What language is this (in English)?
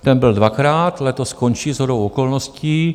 Czech